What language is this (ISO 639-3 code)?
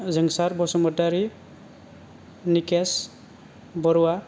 brx